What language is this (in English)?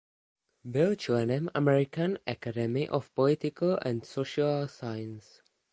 Czech